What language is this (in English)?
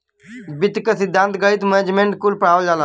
Bhojpuri